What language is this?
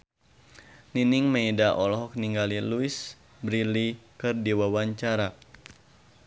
Sundanese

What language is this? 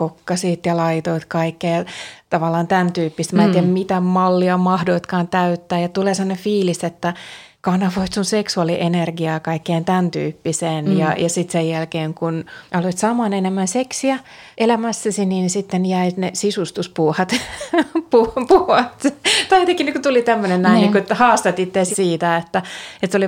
Finnish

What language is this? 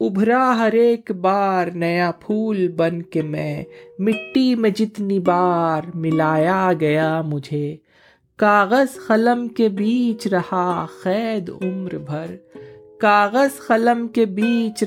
Urdu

